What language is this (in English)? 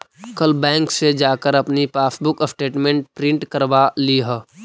Magahi